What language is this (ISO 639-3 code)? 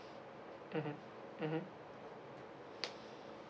eng